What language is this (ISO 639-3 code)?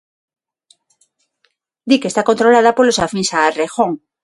glg